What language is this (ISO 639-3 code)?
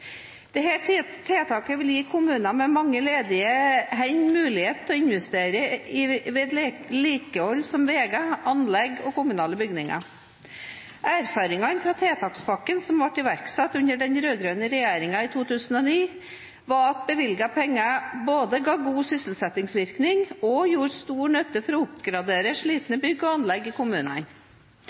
nob